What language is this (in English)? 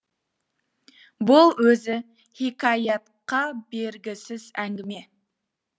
Kazakh